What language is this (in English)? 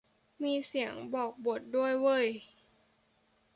Thai